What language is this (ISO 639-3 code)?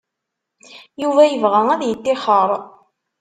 kab